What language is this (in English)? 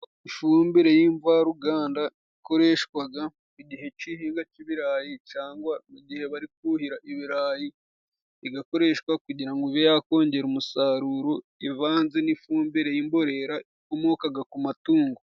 Kinyarwanda